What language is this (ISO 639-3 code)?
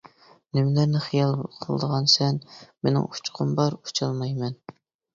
uig